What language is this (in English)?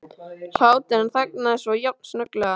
Icelandic